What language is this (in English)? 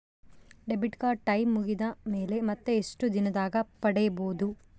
Kannada